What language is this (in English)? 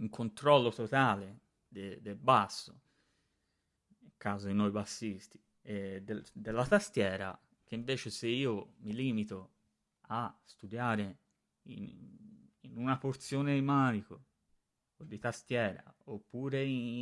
Italian